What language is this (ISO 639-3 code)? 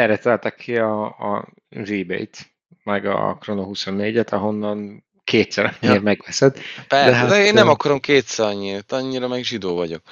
hun